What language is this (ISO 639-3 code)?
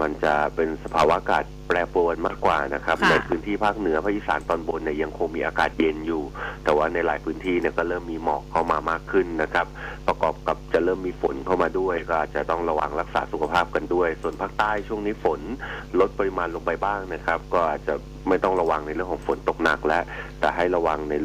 tha